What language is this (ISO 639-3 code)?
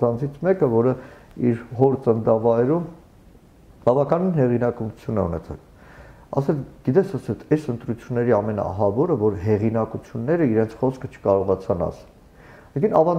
tur